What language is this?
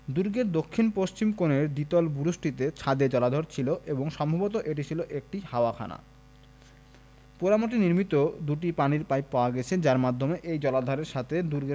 Bangla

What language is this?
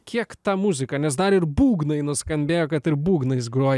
Lithuanian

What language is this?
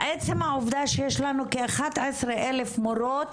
Hebrew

